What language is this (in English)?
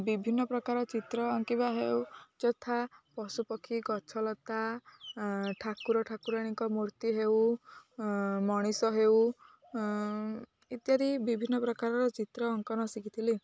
Odia